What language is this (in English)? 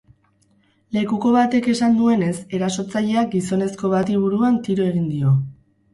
Basque